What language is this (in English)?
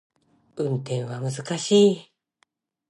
Japanese